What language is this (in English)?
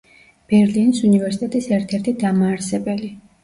Georgian